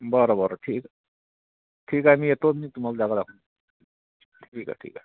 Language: Marathi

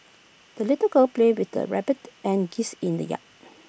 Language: English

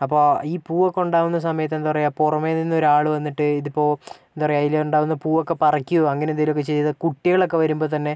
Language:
Malayalam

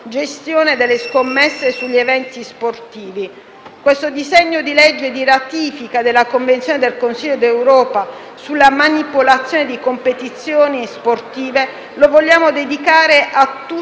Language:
Italian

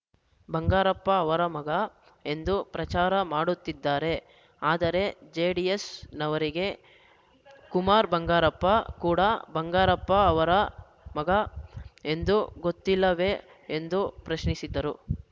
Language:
Kannada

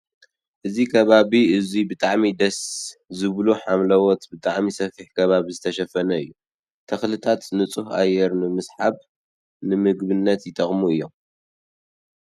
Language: Tigrinya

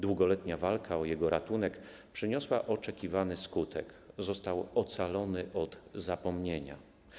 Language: Polish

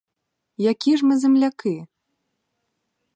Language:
Ukrainian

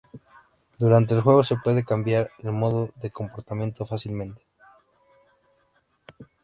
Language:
Spanish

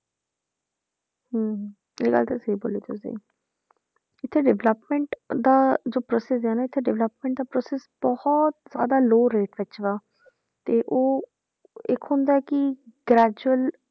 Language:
Punjabi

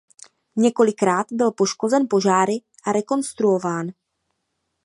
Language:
Czech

